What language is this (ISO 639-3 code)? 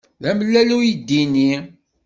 kab